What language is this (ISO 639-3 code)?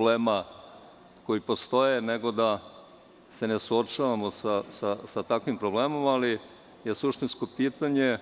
srp